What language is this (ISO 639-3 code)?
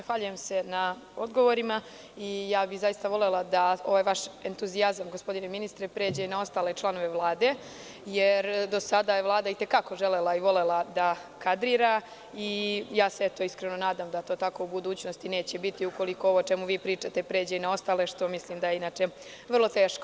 srp